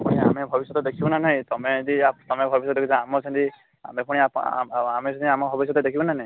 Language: Odia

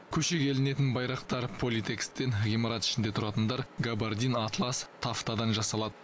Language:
Kazakh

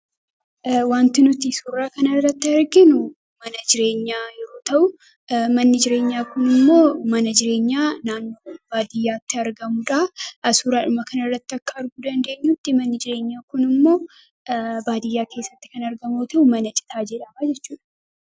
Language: Oromo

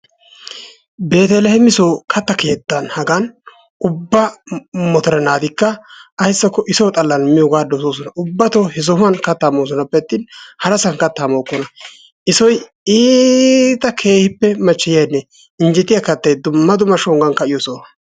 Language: Wolaytta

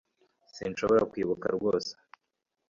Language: Kinyarwanda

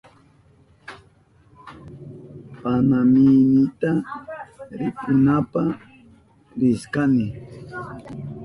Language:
Southern Pastaza Quechua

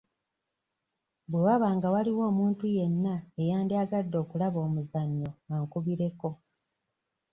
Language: Ganda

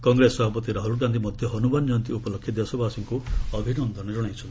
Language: Odia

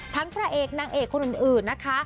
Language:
Thai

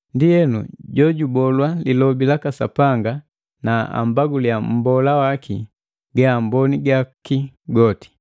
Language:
Matengo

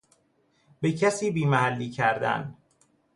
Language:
Persian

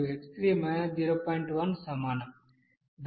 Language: Telugu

